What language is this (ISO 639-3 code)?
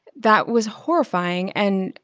eng